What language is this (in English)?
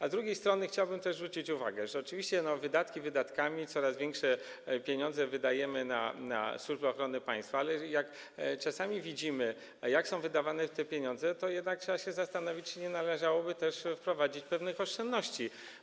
Polish